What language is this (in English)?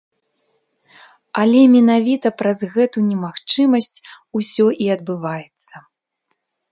Belarusian